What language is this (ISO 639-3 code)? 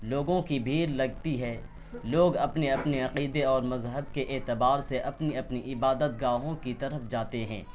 urd